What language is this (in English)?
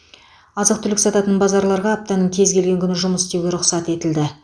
Kazakh